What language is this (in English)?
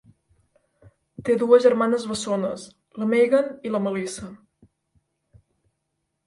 Catalan